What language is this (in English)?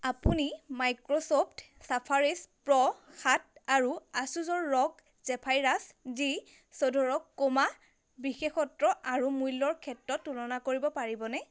Assamese